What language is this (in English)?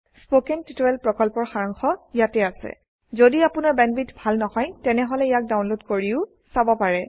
Assamese